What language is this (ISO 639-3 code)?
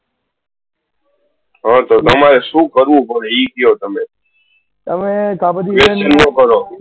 guj